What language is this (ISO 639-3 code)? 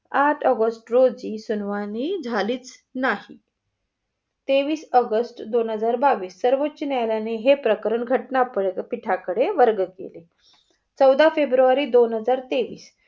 mar